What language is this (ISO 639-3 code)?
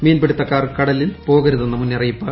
mal